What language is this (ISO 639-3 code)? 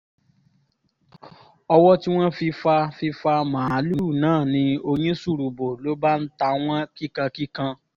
yor